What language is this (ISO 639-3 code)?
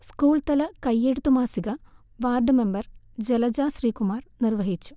mal